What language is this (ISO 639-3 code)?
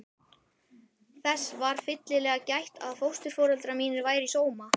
isl